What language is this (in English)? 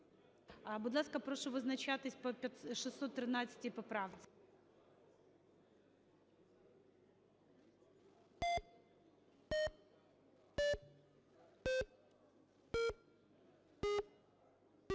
Ukrainian